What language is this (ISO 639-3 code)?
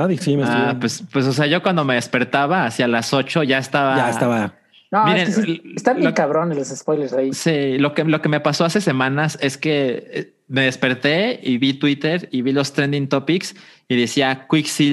spa